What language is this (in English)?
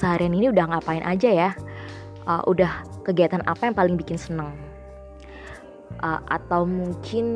Indonesian